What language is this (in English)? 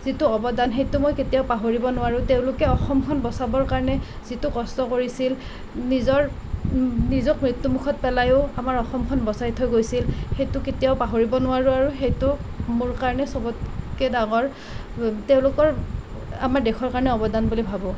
Assamese